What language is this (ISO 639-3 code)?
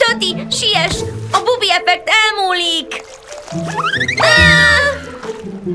hun